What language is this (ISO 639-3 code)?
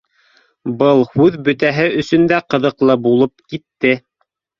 bak